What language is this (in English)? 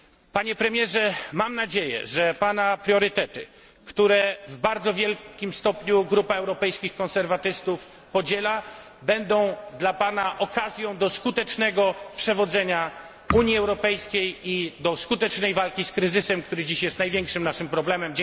Polish